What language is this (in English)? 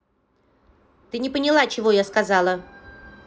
Russian